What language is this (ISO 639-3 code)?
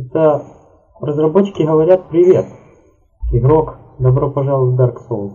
rus